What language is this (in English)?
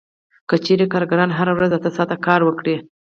Pashto